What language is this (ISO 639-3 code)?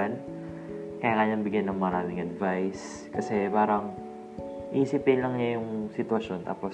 fil